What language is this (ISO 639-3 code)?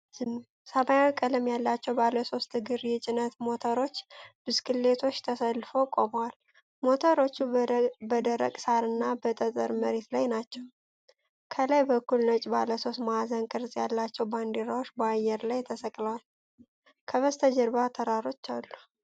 amh